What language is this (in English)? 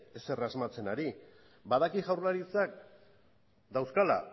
Basque